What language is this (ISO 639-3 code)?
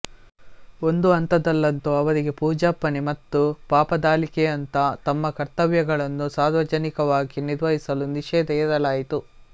kan